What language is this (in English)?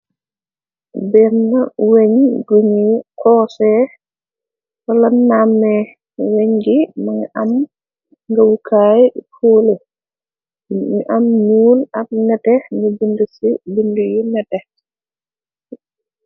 Wolof